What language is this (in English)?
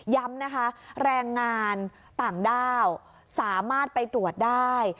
Thai